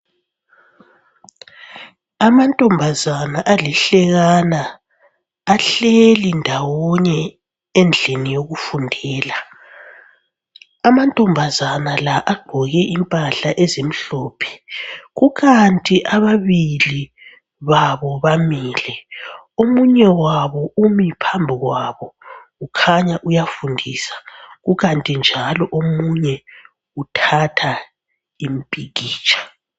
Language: North Ndebele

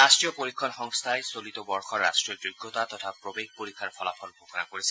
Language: Assamese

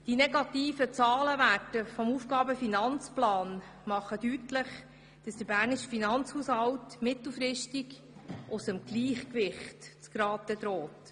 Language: Swiss German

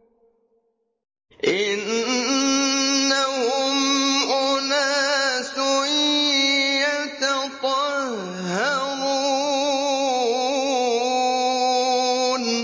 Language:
Arabic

